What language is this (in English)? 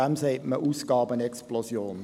Swiss German